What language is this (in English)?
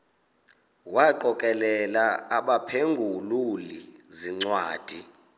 Xhosa